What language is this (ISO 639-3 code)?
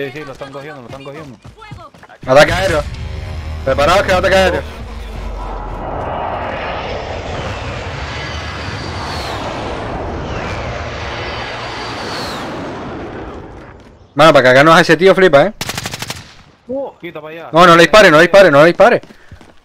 spa